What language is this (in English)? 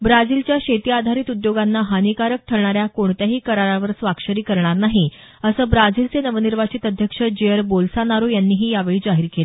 Marathi